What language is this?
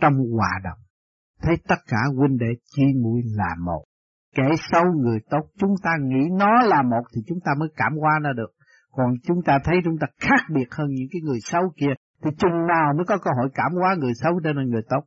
Vietnamese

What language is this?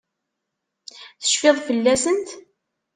Kabyle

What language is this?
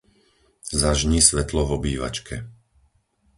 Slovak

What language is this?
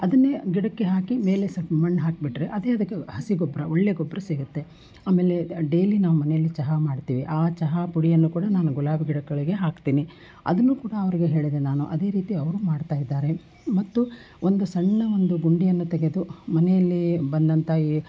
Kannada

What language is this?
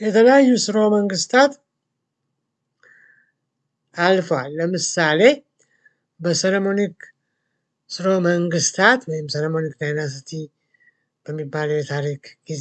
Turkish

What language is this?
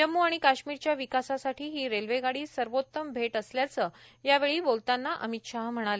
Marathi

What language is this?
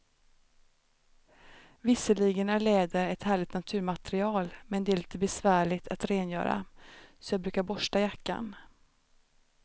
Swedish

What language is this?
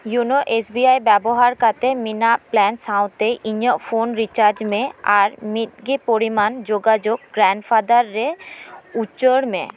Santali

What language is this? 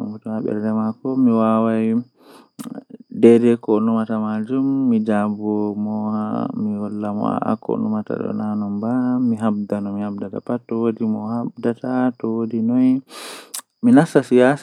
Western Niger Fulfulde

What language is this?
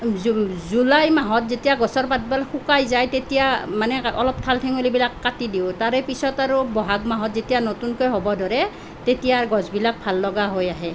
Assamese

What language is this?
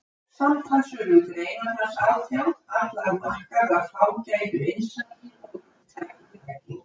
Icelandic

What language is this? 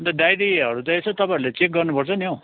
Nepali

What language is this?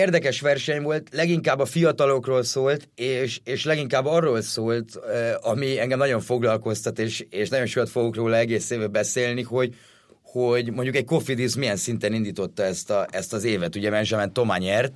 Hungarian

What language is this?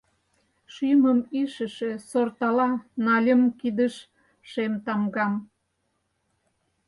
Mari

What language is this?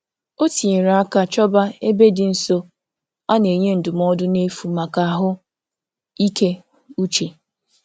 Igbo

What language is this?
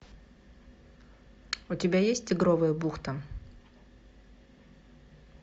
Russian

